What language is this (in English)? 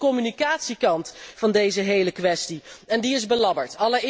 Dutch